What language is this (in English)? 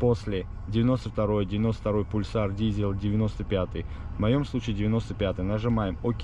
Russian